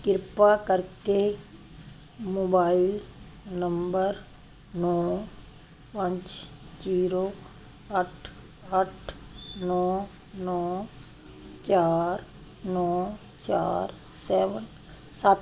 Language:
Punjabi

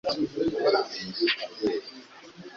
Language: Kinyarwanda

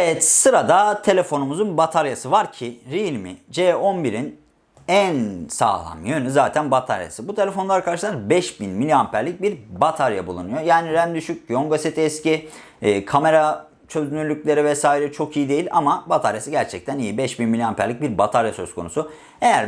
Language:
Turkish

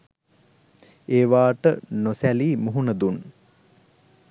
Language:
Sinhala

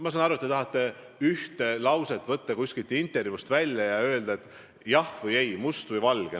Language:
Estonian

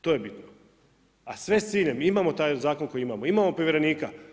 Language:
Croatian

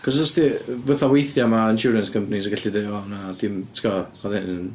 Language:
Welsh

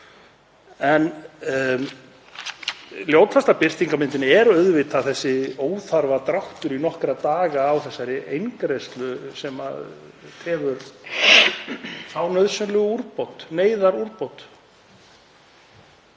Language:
Icelandic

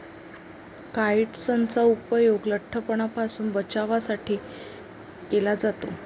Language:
Marathi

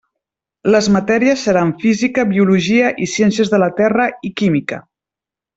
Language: Catalan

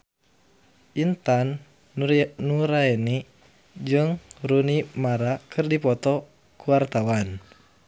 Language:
Sundanese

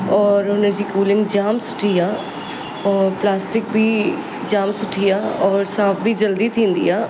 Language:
Sindhi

